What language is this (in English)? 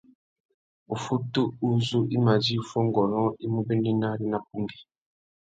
Tuki